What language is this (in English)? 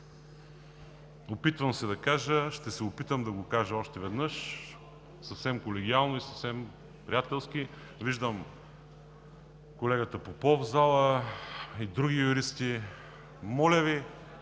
Bulgarian